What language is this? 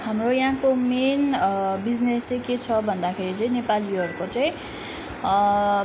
Nepali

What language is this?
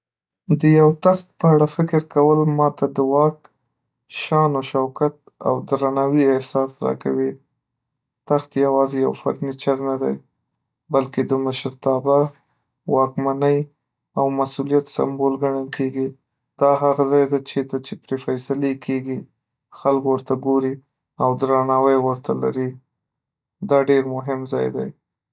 Pashto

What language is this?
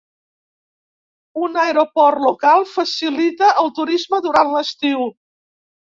Catalan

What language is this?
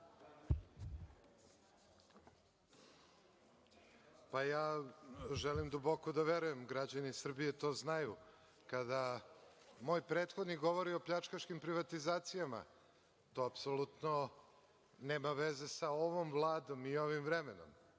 Serbian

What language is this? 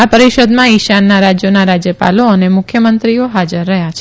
Gujarati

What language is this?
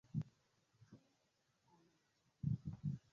Esperanto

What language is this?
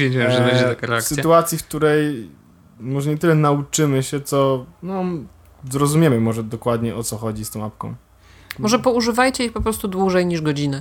Polish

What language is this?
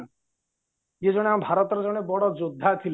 Odia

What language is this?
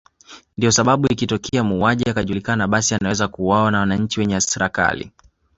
Swahili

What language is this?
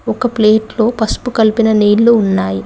Telugu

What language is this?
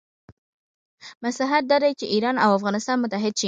Pashto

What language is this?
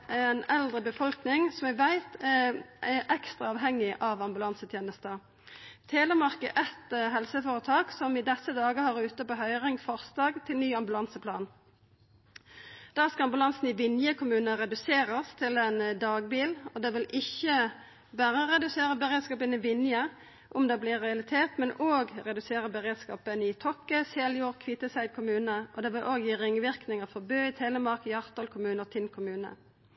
Norwegian Nynorsk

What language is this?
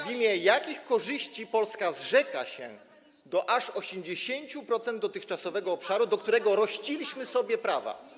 Polish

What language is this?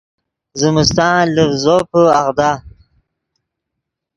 Yidgha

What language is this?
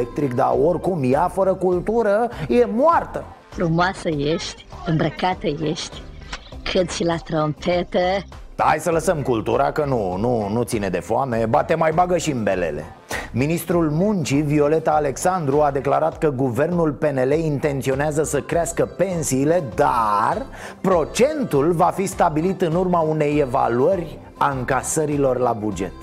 Romanian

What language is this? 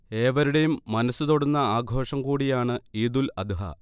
Malayalam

